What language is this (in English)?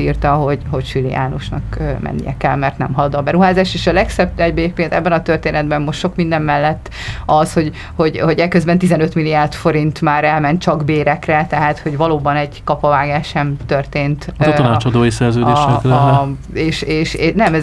Hungarian